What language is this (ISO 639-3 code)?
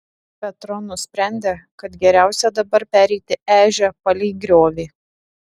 lit